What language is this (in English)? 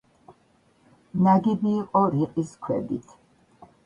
Georgian